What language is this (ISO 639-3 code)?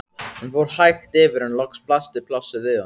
isl